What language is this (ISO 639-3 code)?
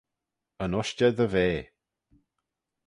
glv